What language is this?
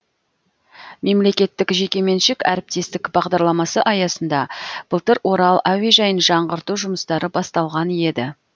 Kazakh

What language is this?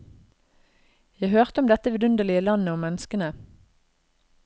Norwegian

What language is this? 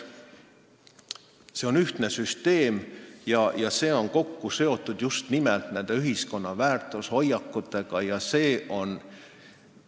Estonian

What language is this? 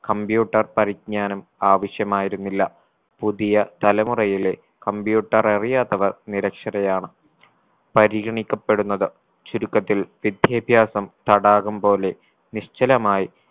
Malayalam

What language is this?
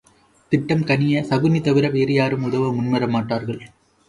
Tamil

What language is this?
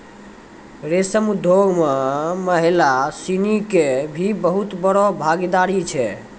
Maithili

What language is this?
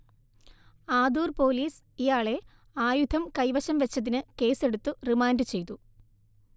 Malayalam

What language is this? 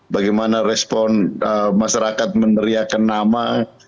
Indonesian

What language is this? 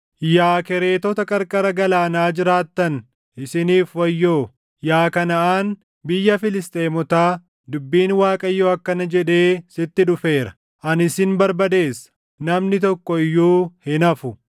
Oromo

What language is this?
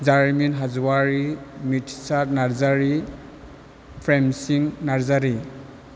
Bodo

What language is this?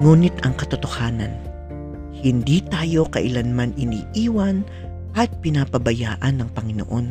Filipino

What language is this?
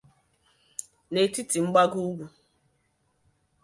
Igbo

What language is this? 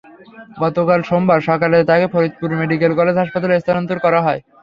Bangla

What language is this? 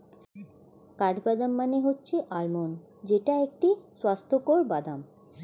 Bangla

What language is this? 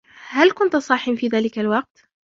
Arabic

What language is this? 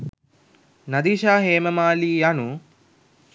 Sinhala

